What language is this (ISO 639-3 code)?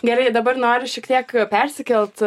lit